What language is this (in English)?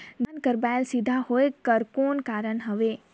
Chhattisgarhi